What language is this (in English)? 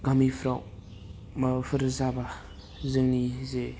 Bodo